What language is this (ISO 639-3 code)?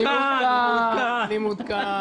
heb